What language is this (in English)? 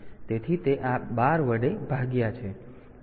Gujarati